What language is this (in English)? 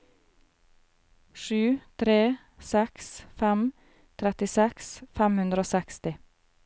Norwegian